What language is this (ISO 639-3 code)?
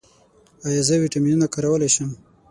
pus